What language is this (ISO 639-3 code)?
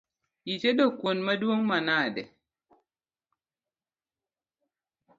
luo